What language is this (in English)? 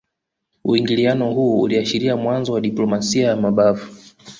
Swahili